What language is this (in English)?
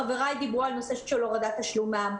Hebrew